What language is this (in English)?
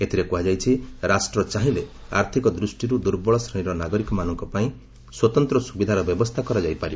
Odia